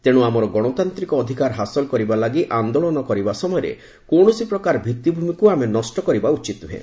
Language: Odia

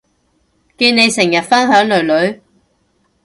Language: Cantonese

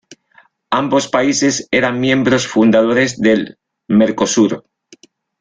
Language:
Spanish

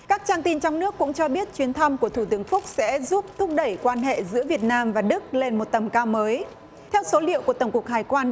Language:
Vietnamese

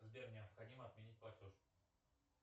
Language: Russian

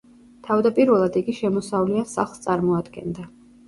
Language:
Georgian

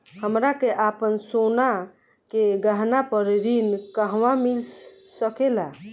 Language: Bhojpuri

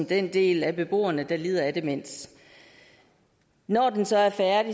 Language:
Danish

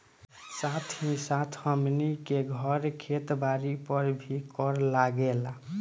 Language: Bhojpuri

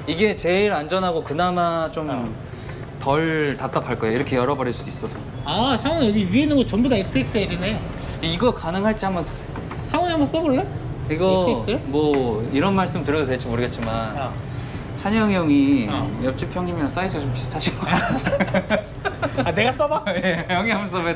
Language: Korean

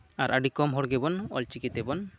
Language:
Santali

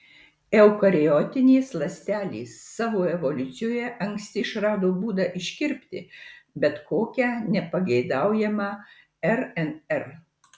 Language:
Lithuanian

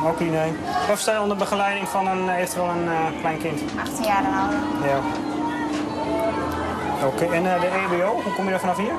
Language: Dutch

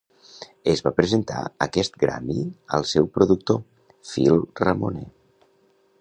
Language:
Catalan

